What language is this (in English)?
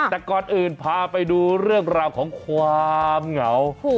Thai